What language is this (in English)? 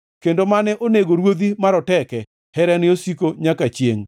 Luo (Kenya and Tanzania)